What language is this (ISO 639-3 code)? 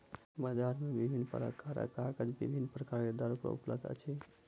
mai